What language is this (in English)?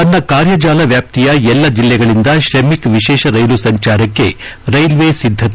Kannada